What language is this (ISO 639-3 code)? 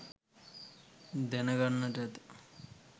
sin